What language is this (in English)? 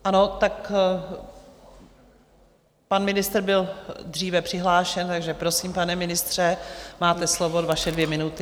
Czech